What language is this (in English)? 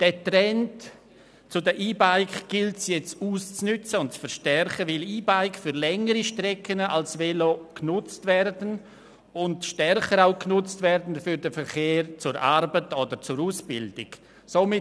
Swiss German